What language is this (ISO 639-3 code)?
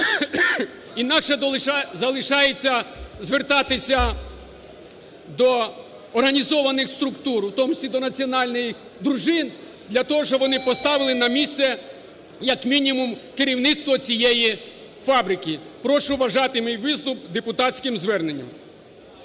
ukr